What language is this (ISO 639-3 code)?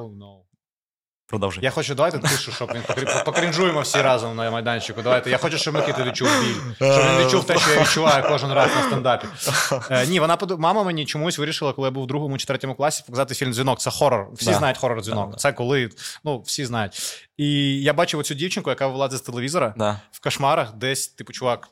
ukr